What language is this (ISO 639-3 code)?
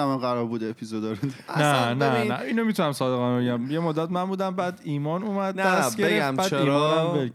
fas